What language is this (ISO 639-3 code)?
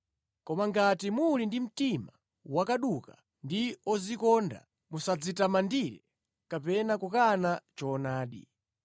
nya